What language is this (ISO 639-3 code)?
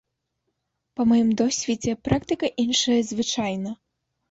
bel